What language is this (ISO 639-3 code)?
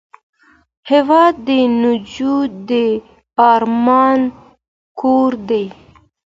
pus